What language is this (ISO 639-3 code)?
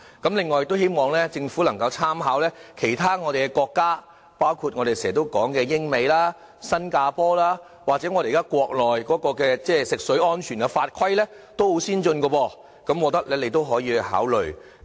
yue